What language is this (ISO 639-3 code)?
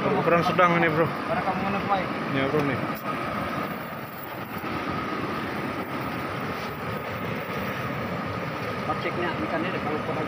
ind